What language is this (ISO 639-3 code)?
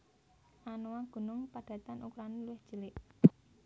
jav